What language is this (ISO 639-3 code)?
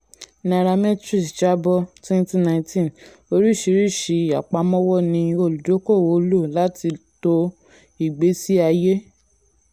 yor